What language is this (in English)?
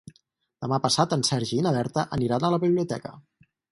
Catalan